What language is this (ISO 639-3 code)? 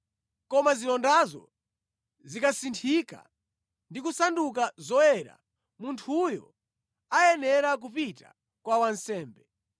nya